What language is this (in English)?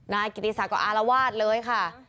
Thai